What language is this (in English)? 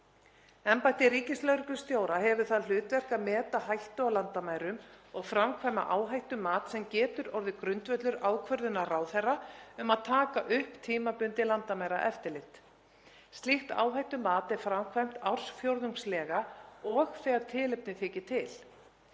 Icelandic